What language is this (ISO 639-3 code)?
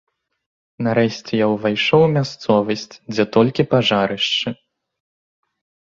bel